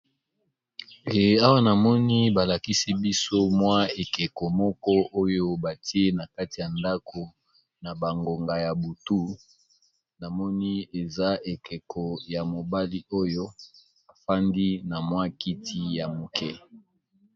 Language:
Lingala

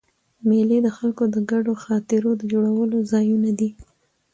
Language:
Pashto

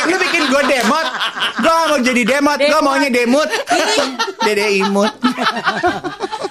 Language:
Indonesian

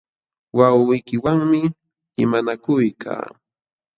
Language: Jauja Wanca Quechua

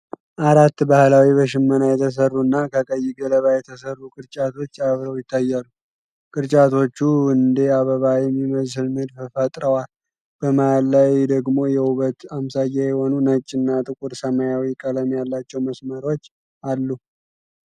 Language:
Amharic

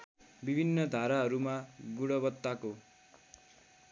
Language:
Nepali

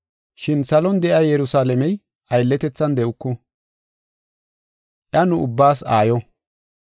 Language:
Gofa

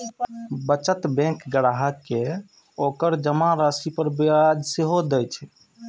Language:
Maithili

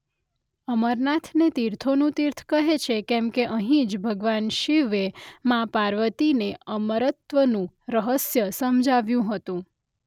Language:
Gujarati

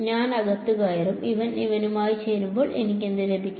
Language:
Malayalam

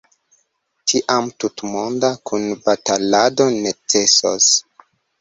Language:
Esperanto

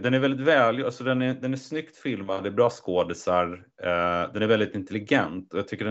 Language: Swedish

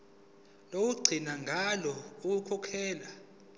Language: Zulu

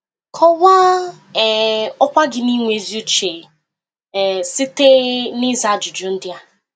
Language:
Igbo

